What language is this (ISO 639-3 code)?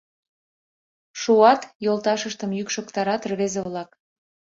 chm